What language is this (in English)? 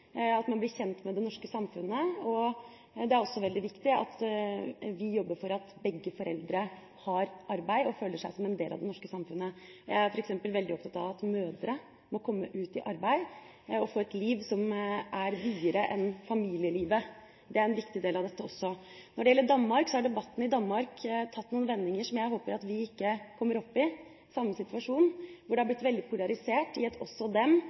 Norwegian Bokmål